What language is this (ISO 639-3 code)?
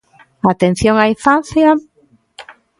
glg